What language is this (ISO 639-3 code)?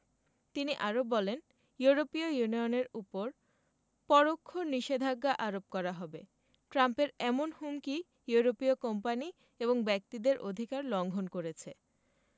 ben